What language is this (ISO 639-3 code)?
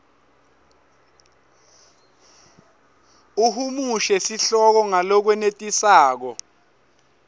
ssw